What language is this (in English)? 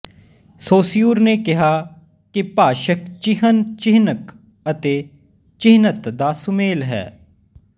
Punjabi